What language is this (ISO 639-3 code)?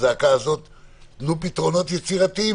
heb